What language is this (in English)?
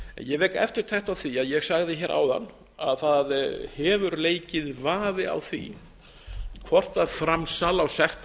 Icelandic